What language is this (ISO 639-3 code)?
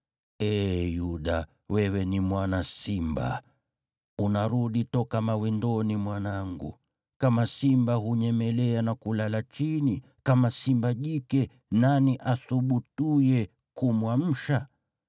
swa